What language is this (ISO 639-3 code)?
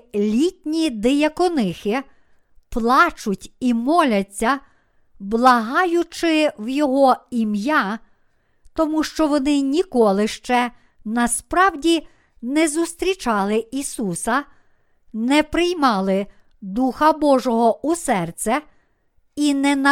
ukr